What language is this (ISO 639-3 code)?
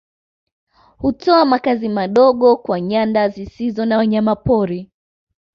swa